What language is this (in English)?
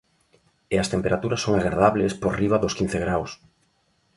Galician